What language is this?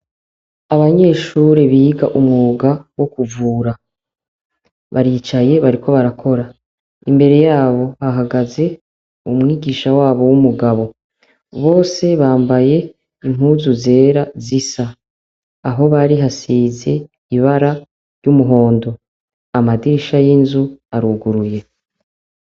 Rundi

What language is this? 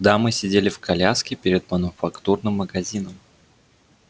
Russian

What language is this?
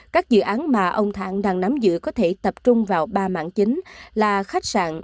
Vietnamese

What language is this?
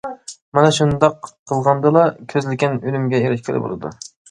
Uyghur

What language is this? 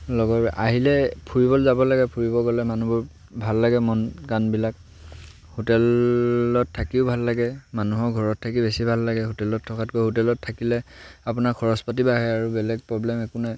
Assamese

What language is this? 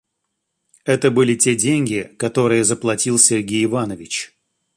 Russian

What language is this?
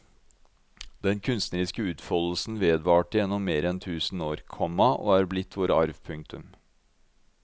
Norwegian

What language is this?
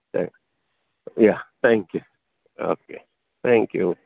Konkani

